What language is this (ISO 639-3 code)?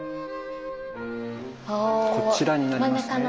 jpn